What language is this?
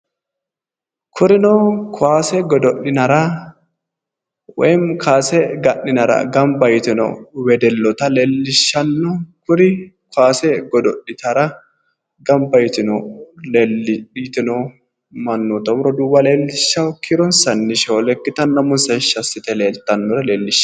Sidamo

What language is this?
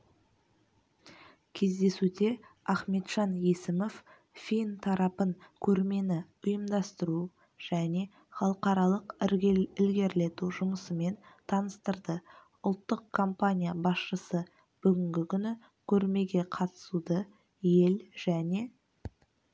Kazakh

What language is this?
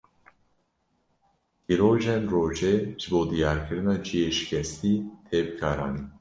Kurdish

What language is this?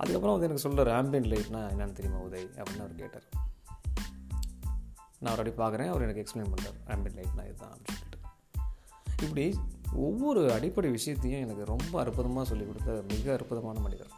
Tamil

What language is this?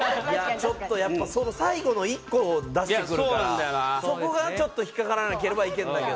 Japanese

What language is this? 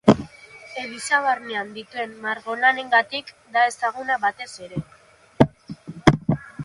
Basque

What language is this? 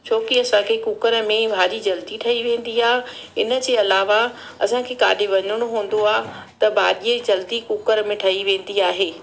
Sindhi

